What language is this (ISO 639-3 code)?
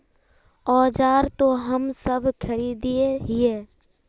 mag